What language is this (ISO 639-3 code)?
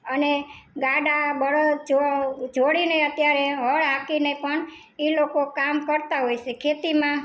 guj